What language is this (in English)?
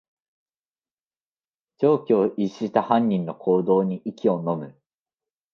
Japanese